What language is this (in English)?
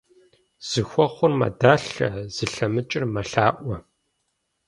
Kabardian